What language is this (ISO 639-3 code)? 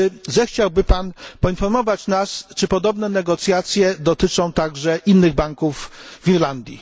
pol